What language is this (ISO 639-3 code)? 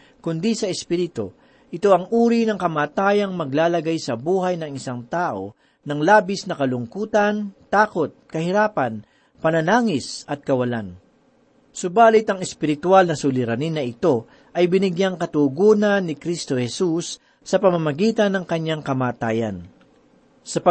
fil